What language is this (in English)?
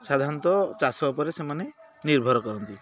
Odia